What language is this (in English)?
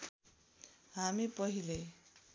Nepali